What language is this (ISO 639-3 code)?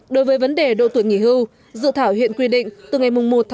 vie